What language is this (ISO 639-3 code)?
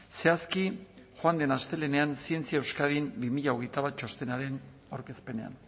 eus